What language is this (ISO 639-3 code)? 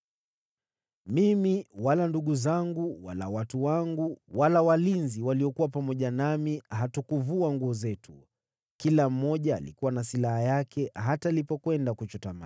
swa